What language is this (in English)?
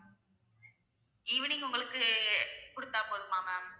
Tamil